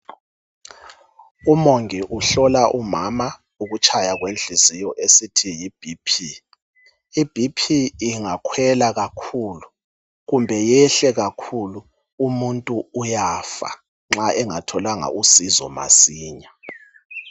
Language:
North Ndebele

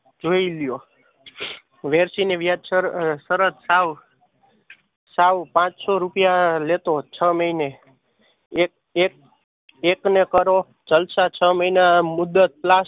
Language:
Gujarati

